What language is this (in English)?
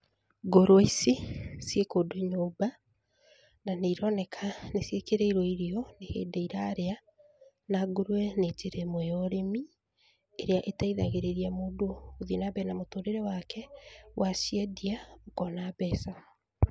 Kikuyu